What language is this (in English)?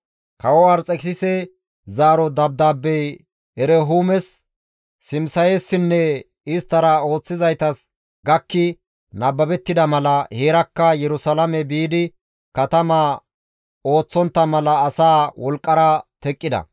Gamo